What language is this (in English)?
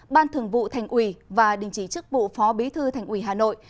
Vietnamese